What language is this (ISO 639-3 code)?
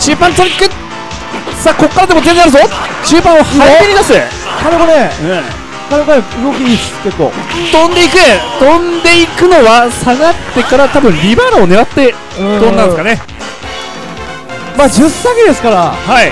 jpn